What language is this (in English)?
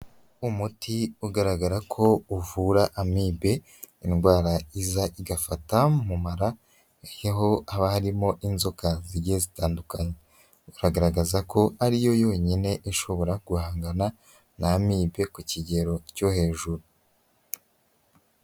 Kinyarwanda